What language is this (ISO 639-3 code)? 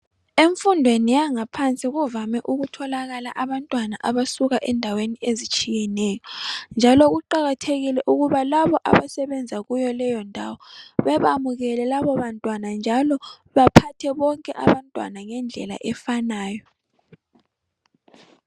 nde